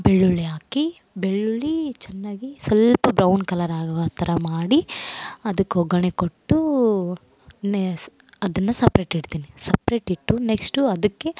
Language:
Kannada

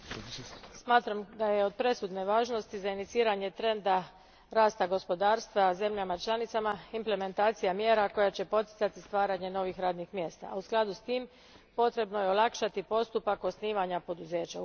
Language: Croatian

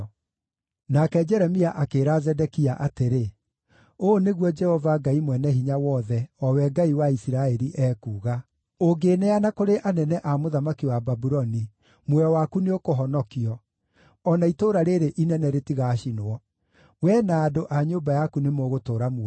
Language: Kikuyu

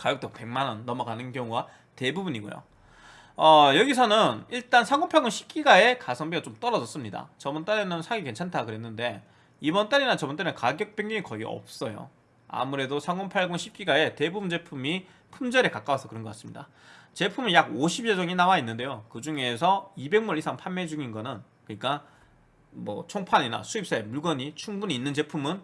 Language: Korean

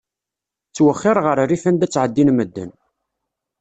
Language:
Kabyle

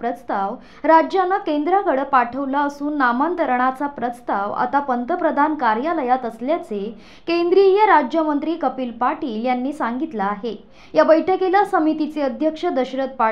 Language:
Hindi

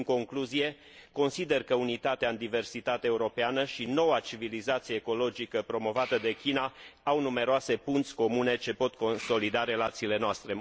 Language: Romanian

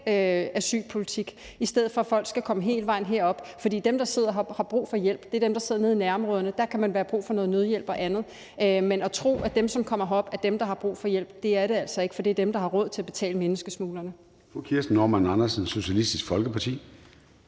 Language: Danish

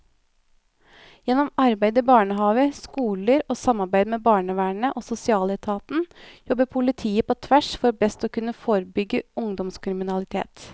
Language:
Norwegian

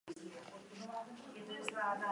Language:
Basque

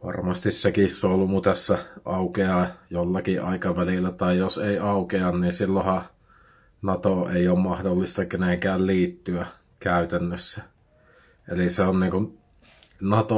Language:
Finnish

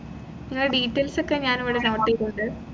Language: Malayalam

